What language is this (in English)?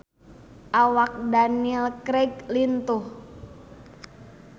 Sundanese